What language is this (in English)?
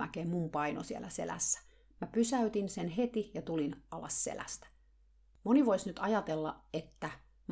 Finnish